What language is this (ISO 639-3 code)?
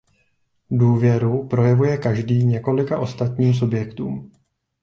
ces